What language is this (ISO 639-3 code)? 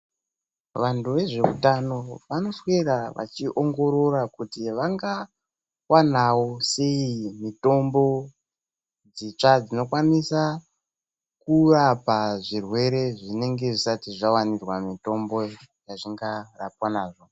ndc